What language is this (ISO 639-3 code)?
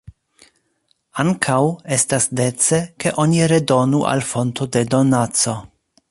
epo